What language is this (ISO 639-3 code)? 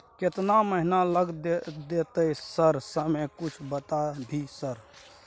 mai